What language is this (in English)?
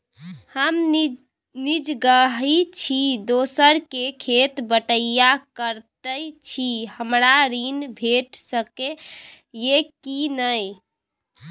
Maithili